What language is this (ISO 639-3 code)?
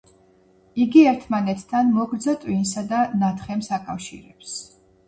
kat